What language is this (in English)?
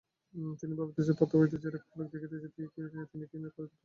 Bangla